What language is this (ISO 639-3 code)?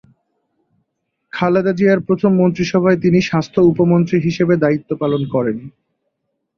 ben